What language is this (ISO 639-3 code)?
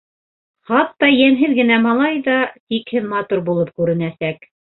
bak